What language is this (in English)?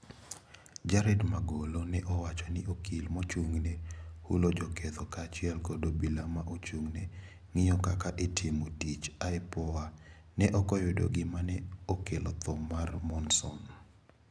Luo (Kenya and Tanzania)